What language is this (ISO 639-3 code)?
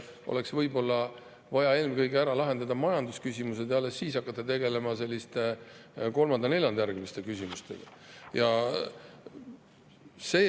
est